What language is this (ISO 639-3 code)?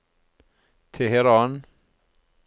nor